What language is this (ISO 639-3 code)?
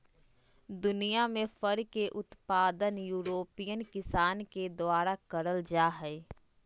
mag